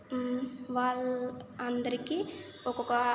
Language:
Telugu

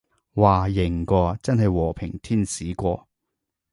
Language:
Cantonese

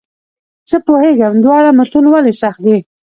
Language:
Pashto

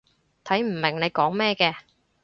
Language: Cantonese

